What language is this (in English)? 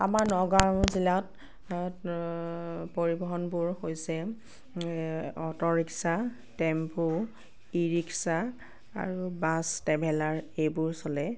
Assamese